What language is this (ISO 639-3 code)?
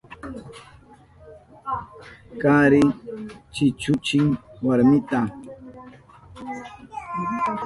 qup